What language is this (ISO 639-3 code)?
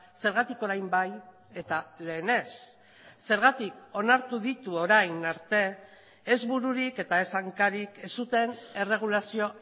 eus